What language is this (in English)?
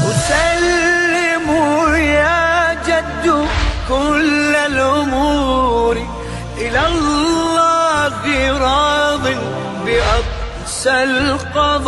Arabic